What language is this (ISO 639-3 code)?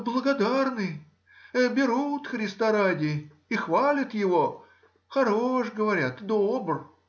rus